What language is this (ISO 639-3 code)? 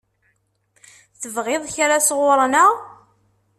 kab